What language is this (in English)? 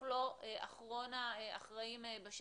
Hebrew